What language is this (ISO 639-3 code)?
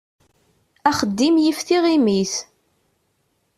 kab